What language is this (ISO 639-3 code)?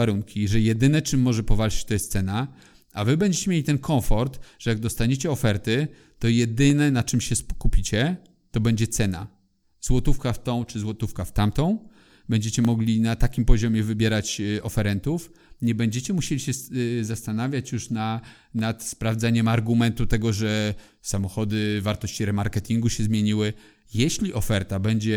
pol